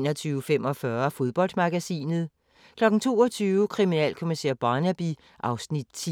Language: Danish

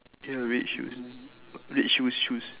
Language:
English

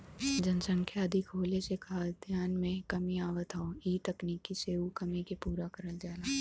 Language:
Bhojpuri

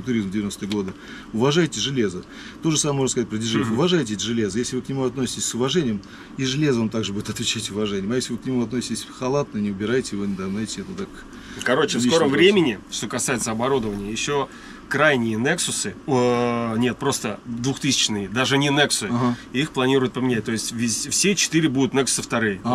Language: Russian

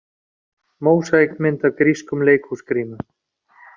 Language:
Icelandic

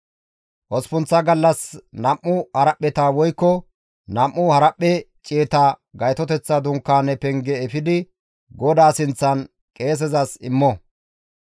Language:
Gamo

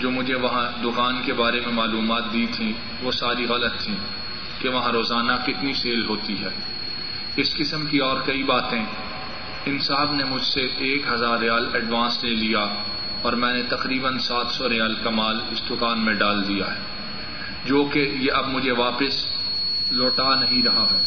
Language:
Urdu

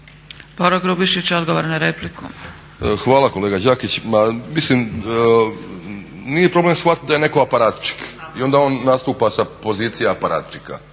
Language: Croatian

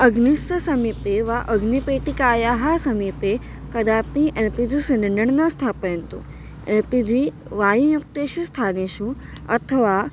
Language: Sanskrit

